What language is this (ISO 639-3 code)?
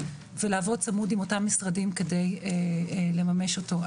heb